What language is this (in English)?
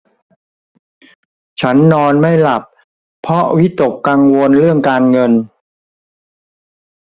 Thai